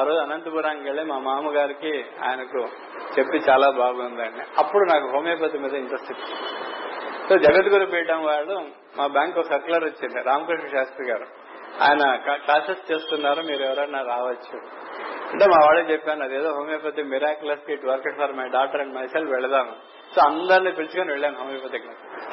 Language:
Telugu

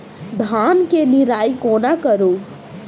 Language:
Maithili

